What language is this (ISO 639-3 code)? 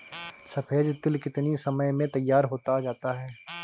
hin